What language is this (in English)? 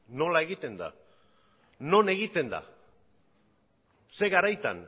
Basque